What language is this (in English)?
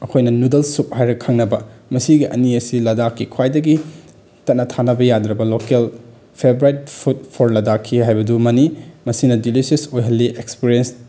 Manipuri